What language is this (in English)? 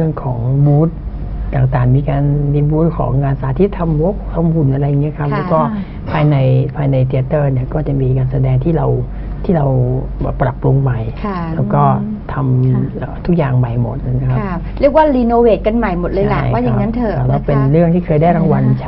Thai